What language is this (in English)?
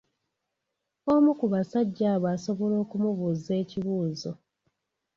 Ganda